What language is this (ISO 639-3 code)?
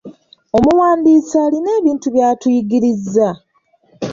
lug